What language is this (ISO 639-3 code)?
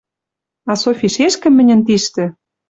mrj